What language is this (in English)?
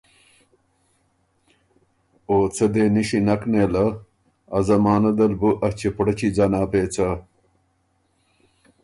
Ormuri